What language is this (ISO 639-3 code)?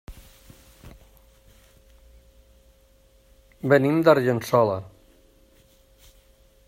cat